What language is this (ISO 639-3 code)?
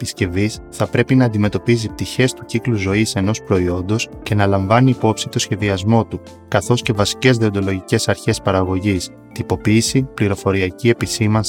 ell